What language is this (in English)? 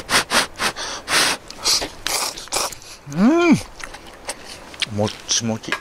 Japanese